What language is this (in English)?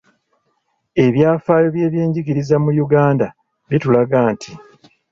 Ganda